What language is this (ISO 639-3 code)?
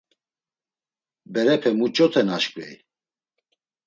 lzz